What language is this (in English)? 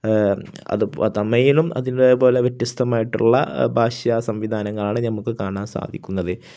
Malayalam